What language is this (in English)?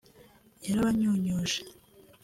Kinyarwanda